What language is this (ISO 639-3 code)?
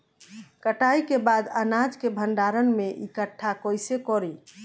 bho